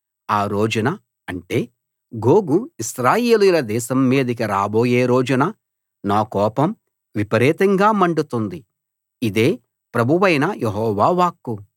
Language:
Telugu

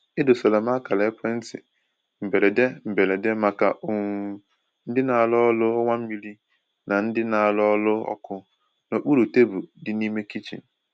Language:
Igbo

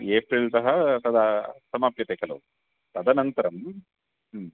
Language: Sanskrit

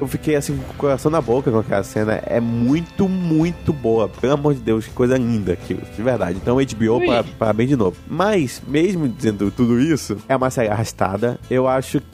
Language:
Portuguese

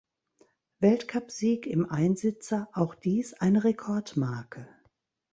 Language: German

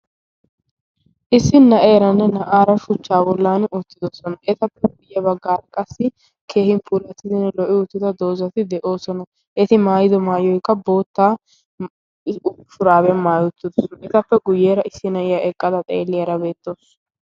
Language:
Wolaytta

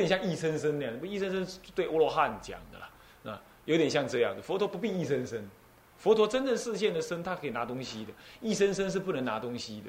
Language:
Chinese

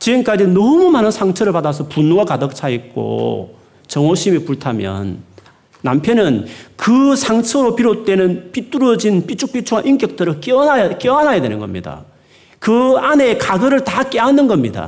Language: Korean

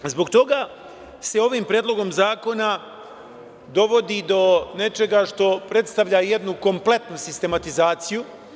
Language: Serbian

